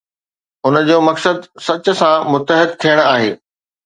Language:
Sindhi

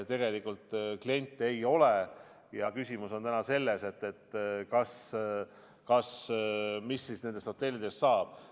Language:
Estonian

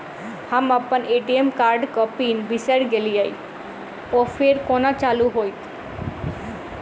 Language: Maithili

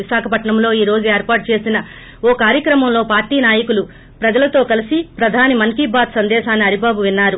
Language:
Telugu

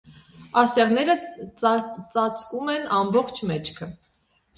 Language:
Armenian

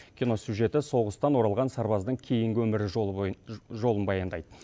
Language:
Kazakh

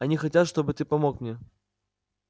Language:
Russian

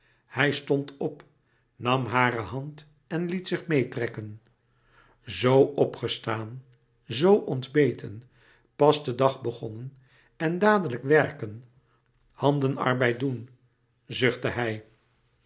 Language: Dutch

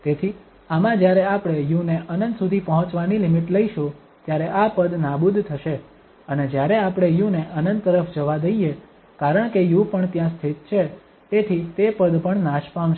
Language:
Gujarati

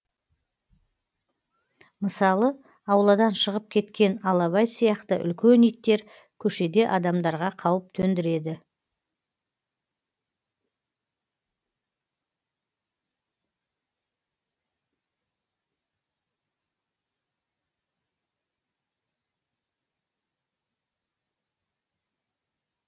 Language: Kazakh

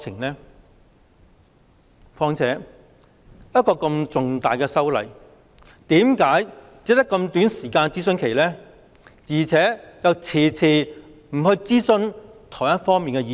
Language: Cantonese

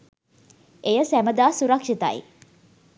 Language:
Sinhala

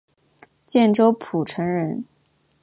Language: Chinese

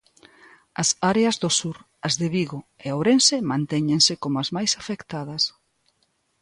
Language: Galician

